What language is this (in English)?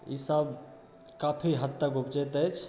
Maithili